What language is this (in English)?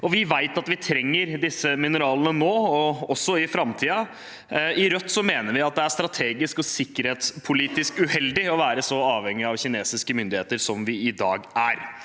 Norwegian